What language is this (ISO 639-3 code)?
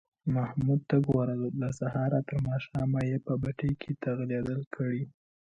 pus